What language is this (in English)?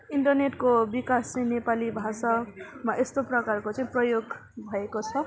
Nepali